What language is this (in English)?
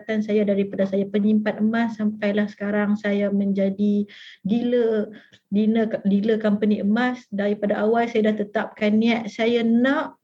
Malay